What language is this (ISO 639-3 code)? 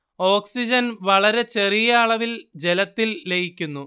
mal